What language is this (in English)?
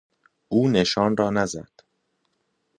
Persian